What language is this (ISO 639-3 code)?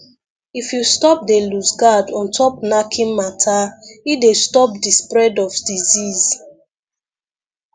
pcm